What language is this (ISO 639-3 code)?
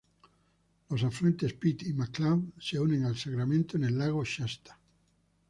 spa